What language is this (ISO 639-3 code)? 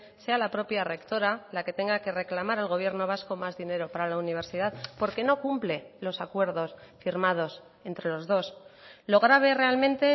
spa